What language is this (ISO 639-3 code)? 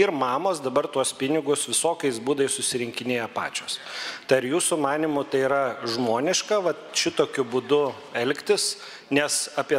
lit